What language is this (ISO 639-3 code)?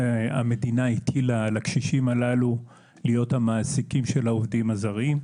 heb